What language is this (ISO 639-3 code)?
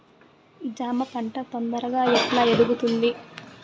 tel